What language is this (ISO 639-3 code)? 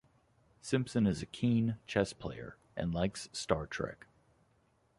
eng